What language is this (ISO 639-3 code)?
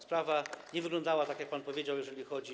pol